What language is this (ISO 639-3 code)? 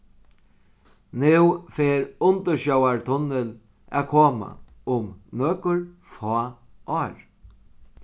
fao